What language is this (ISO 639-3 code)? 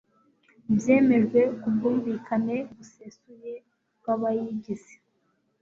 kin